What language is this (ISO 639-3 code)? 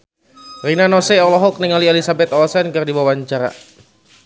sun